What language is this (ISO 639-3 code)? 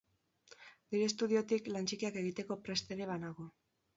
eus